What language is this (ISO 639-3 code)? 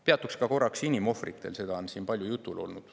est